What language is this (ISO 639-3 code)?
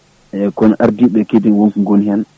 ful